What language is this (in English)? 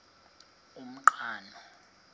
Xhosa